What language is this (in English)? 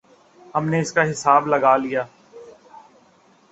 Urdu